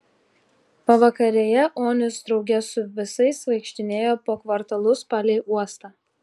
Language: Lithuanian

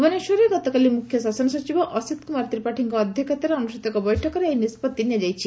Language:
Odia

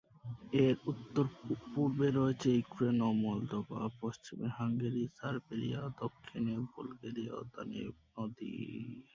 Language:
Bangla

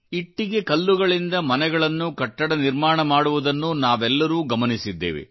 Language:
Kannada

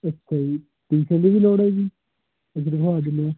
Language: Punjabi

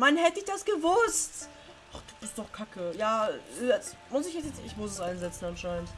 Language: German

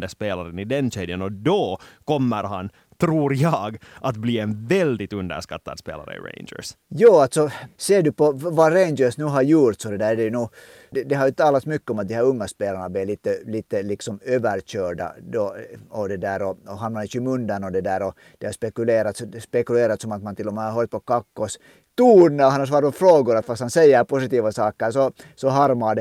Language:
Swedish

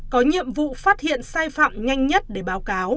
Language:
Vietnamese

